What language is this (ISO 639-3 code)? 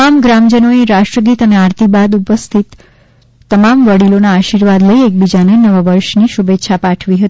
guj